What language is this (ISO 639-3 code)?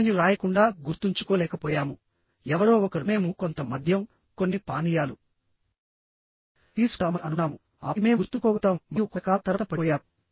tel